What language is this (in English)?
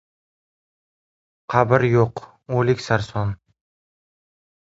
Uzbek